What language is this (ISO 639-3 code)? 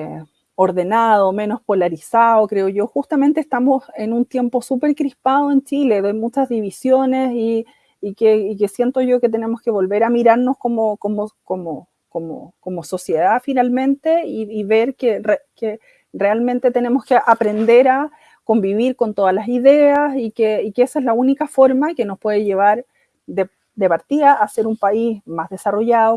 spa